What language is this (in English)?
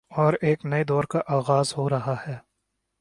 Urdu